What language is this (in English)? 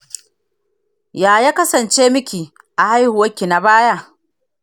Hausa